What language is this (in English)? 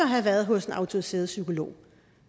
Danish